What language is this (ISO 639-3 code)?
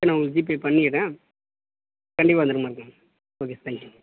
tam